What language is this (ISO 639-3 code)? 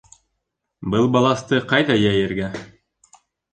bak